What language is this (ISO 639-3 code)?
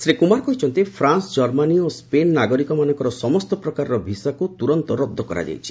ori